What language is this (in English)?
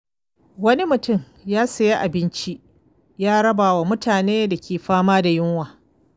Hausa